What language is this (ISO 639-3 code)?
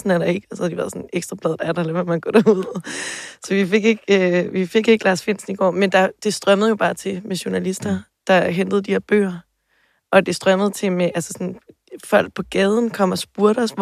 dan